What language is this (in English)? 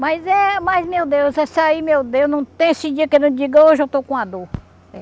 Portuguese